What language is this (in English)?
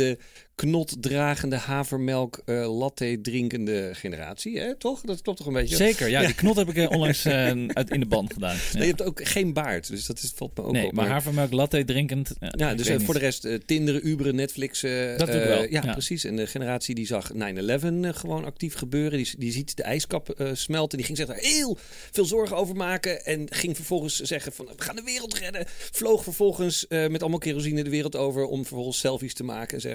Dutch